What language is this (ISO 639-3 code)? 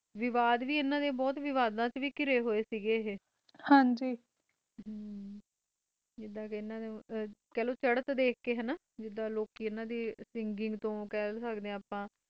pan